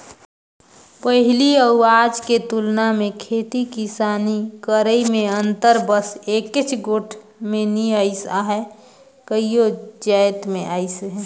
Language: Chhattisgarhi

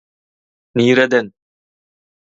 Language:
Turkmen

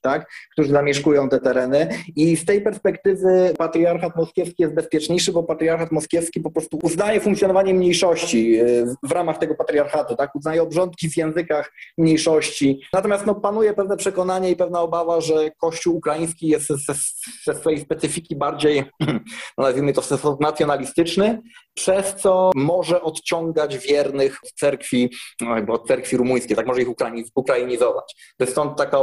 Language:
Polish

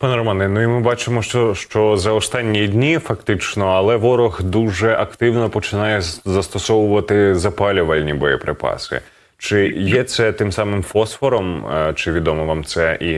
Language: Ukrainian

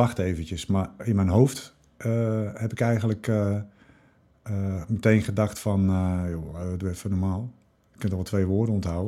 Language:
Dutch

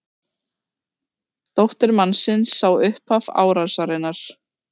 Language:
Icelandic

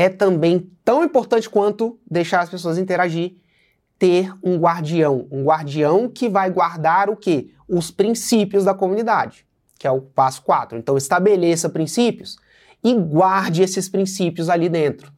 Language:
Portuguese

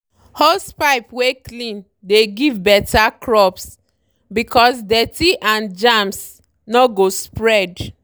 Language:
Nigerian Pidgin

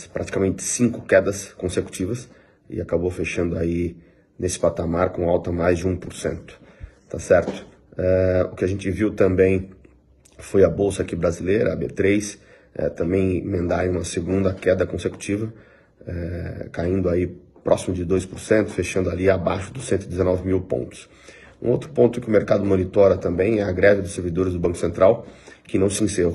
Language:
Portuguese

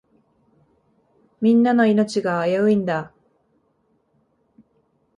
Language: Japanese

